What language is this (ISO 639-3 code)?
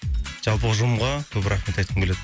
kaz